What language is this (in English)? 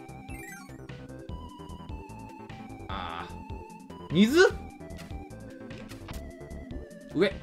Japanese